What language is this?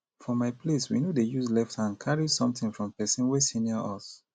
Nigerian Pidgin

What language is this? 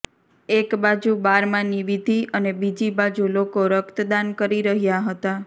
Gujarati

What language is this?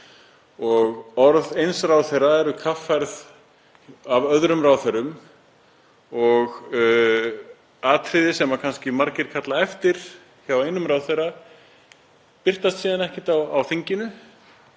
Icelandic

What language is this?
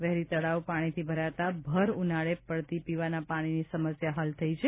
Gujarati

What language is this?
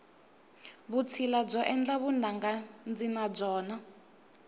Tsonga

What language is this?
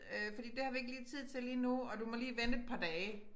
Danish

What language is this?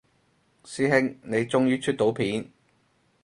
Cantonese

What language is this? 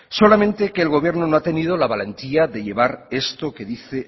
Spanish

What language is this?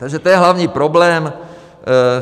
Czech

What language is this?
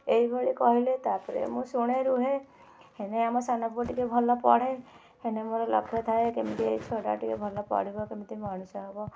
Odia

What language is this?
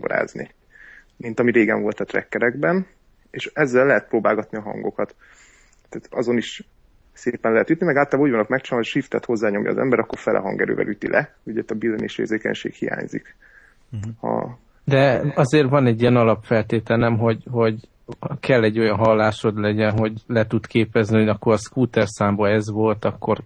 Hungarian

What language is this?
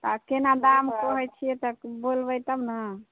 Maithili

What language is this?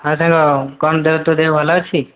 Odia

